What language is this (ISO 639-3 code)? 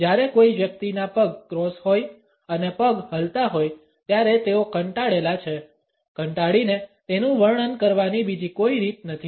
guj